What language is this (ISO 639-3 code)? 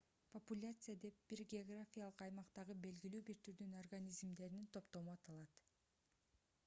kir